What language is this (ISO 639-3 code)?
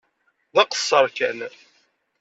kab